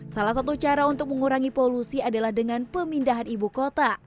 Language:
Indonesian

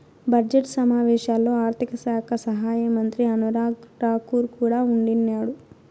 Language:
Telugu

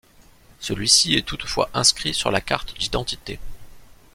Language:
French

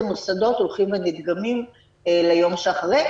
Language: Hebrew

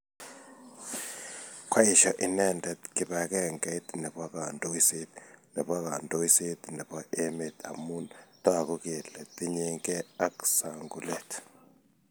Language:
Kalenjin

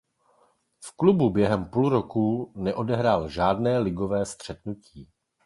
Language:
Czech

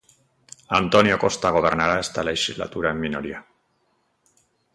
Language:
Galician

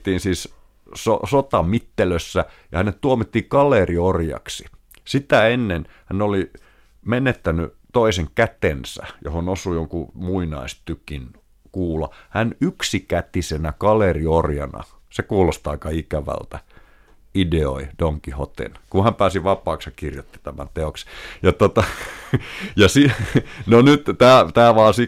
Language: Finnish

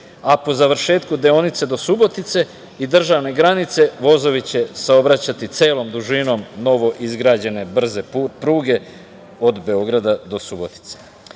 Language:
Serbian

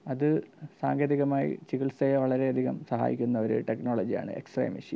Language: Malayalam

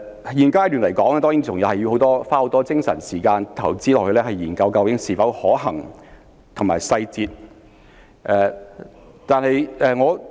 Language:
Cantonese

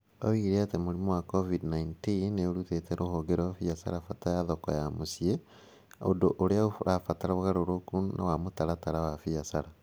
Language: Kikuyu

